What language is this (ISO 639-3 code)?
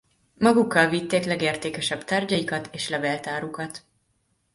hun